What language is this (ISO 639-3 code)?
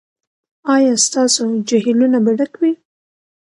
pus